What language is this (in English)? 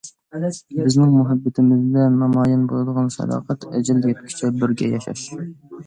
Uyghur